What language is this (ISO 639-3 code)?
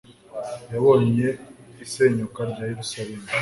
kin